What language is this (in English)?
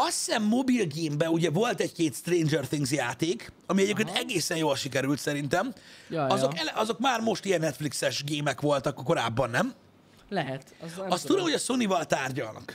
Hungarian